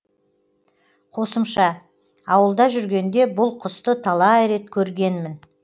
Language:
Kazakh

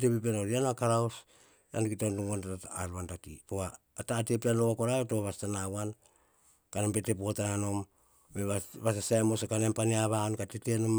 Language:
Hahon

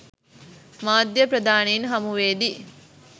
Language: Sinhala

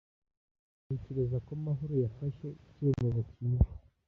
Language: Kinyarwanda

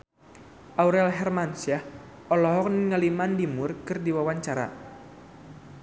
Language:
Sundanese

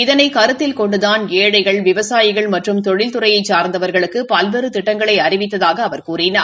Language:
Tamil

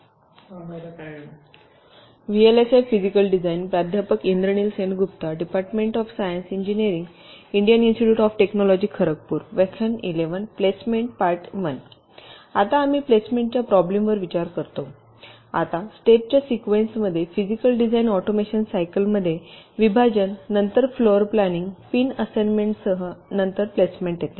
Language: Marathi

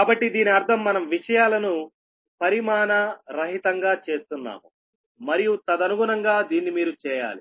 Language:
Telugu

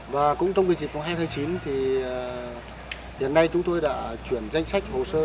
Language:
Vietnamese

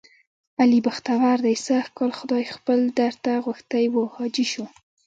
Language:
Pashto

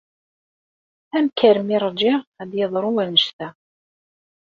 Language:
Kabyle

